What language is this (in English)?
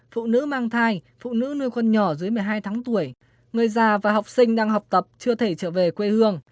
Vietnamese